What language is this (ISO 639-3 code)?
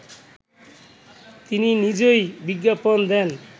ben